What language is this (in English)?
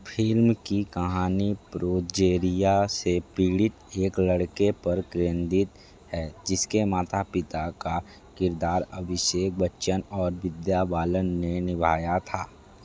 Hindi